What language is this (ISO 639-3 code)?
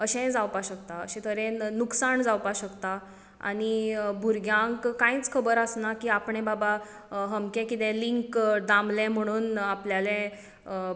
kok